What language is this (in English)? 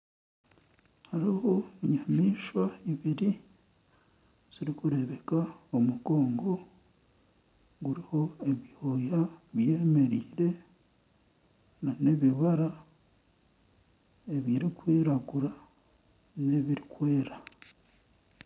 Nyankole